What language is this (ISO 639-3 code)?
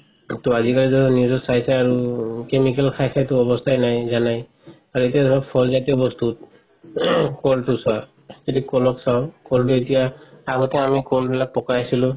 asm